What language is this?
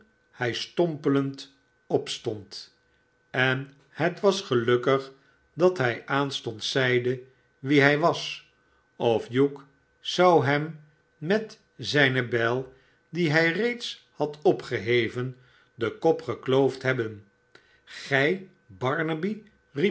Dutch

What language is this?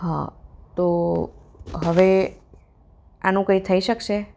Gujarati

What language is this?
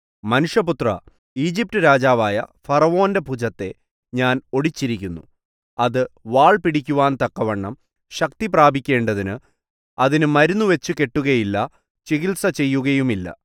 Malayalam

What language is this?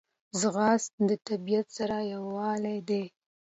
Pashto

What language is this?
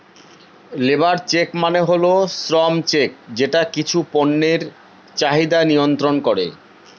Bangla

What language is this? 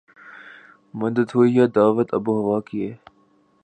Urdu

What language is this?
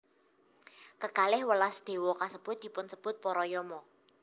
Javanese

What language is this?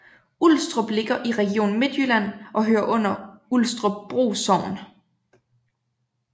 Danish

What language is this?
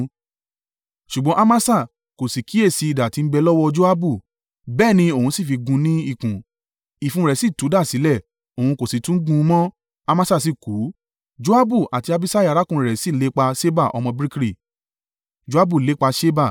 Yoruba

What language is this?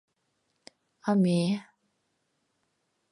Mari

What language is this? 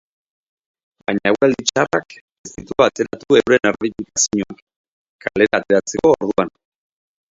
Basque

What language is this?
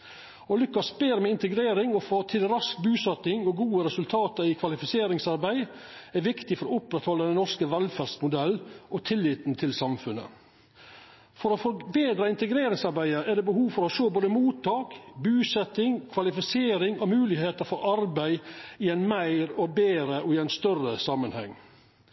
Norwegian Nynorsk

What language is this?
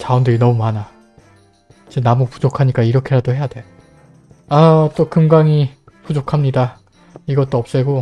Korean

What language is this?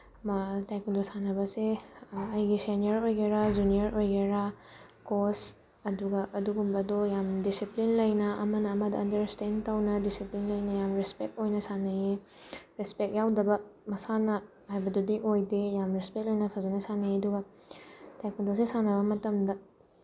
Manipuri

